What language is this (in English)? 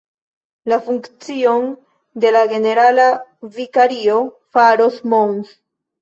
Esperanto